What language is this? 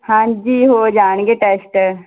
Punjabi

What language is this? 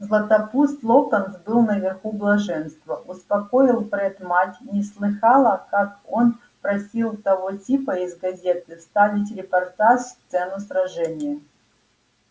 Russian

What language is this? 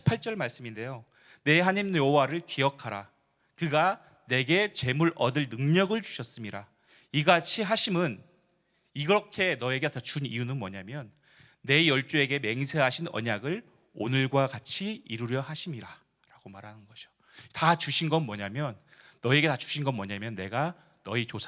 Korean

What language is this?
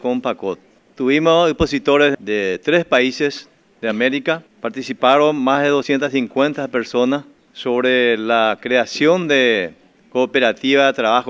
Spanish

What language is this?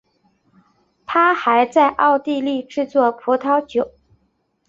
Chinese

